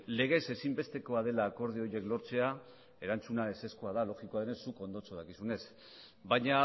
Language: Basque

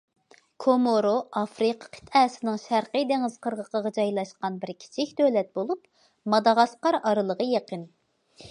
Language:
Uyghur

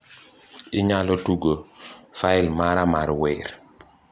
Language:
Luo (Kenya and Tanzania)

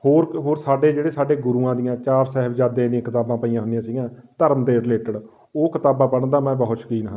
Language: Punjabi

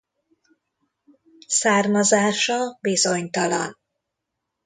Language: Hungarian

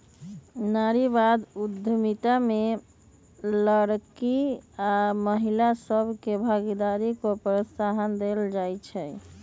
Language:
Magahi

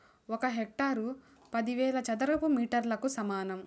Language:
Telugu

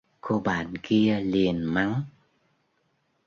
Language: Vietnamese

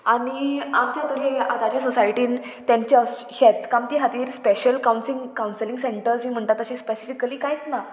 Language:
Konkani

